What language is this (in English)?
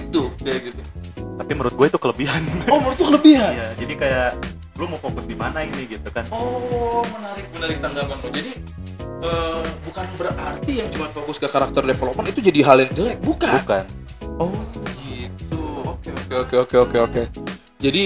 Indonesian